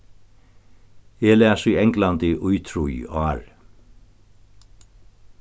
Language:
Faroese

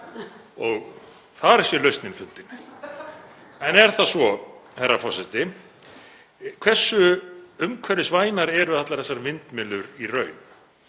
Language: Icelandic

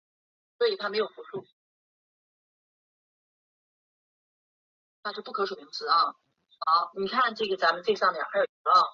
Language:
Chinese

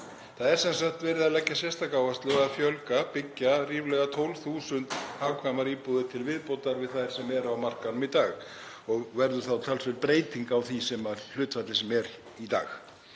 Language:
Icelandic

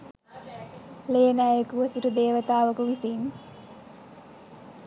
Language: Sinhala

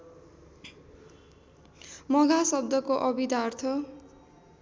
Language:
Nepali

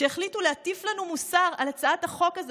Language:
Hebrew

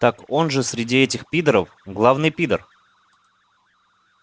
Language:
Russian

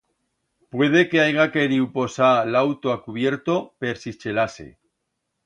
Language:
Aragonese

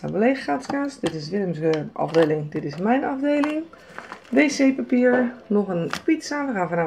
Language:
Dutch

